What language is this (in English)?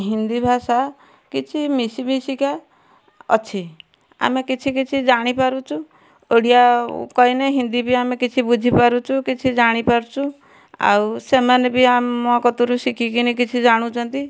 Odia